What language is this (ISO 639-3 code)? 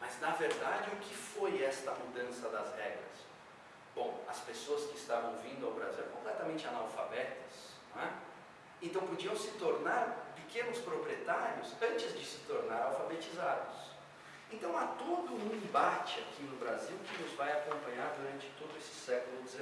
por